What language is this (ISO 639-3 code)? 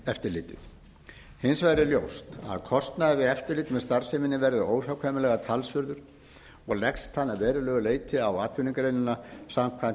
isl